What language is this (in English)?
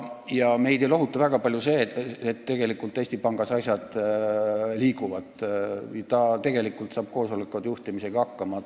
Estonian